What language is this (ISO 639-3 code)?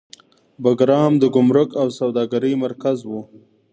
pus